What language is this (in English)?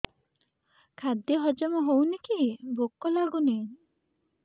Odia